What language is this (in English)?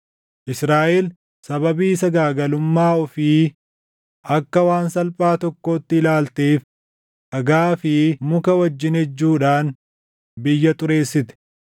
Oromo